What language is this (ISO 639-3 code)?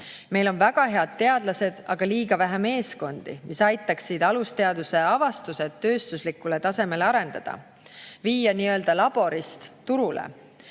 est